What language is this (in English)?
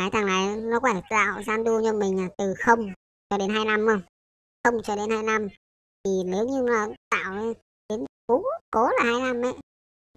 Vietnamese